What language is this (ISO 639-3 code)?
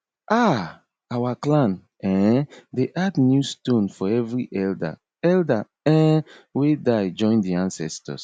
pcm